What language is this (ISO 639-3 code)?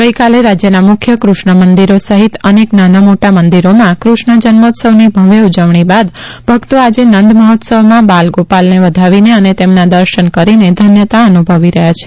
guj